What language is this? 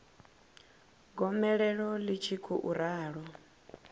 Venda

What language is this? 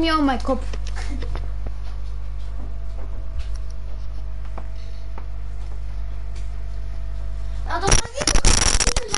German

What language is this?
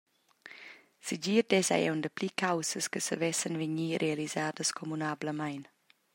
Romansh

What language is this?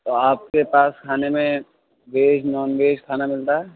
Urdu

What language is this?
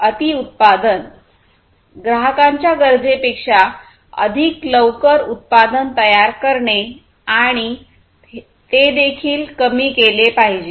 Marathi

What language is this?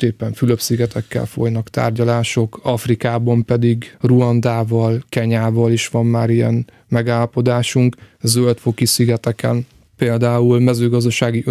Hungarian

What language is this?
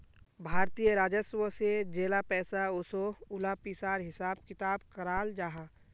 Magahi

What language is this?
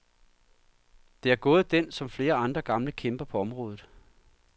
Danish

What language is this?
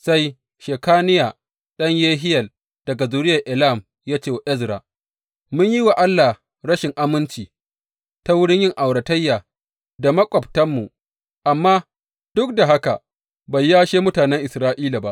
Hausa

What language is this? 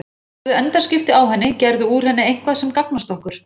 Icelandic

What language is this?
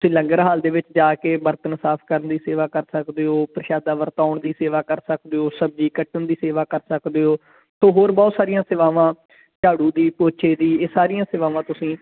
Punjabi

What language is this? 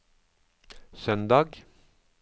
Norwegian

